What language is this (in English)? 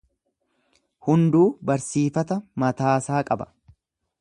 Oromo